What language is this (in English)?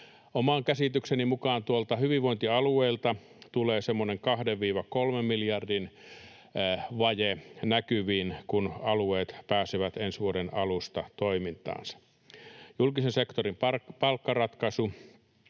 Finnish